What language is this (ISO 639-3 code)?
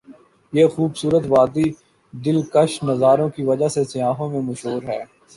urd